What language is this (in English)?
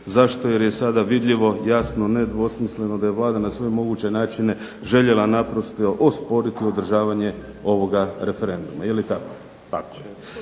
Croatian